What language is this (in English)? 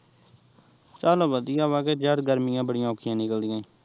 Punjabi